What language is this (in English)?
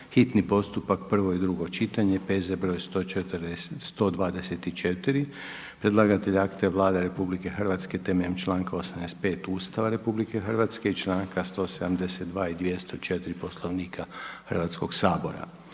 Croatian